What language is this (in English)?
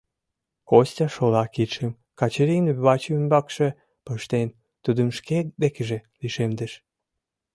Mari